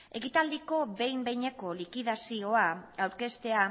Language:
Basque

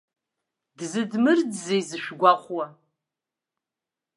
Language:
Abkhazian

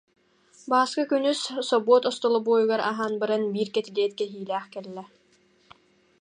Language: Yakut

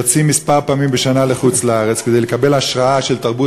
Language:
Hebrew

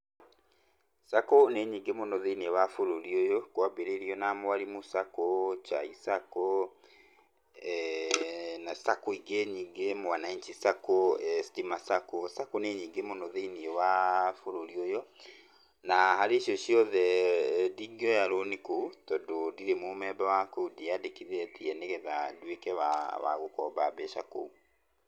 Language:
Kikuyu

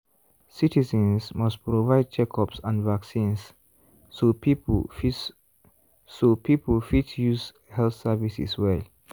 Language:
Nigerian Pidgin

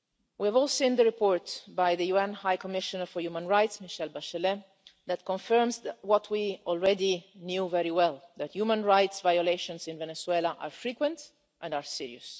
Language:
English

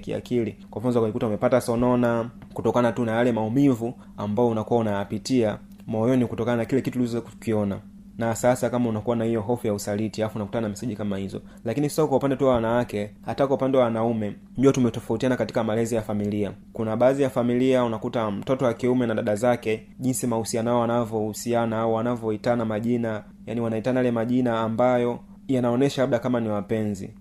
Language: Swahili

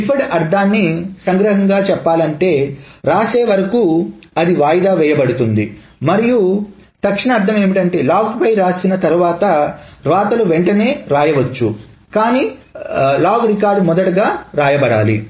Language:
Telugu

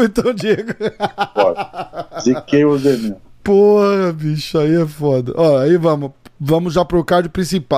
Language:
Portuguese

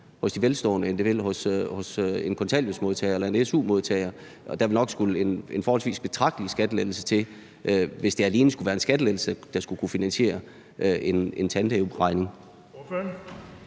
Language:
Danish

